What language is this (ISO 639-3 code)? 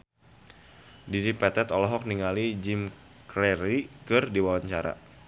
sun